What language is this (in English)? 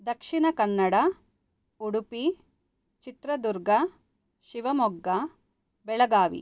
Sanskrit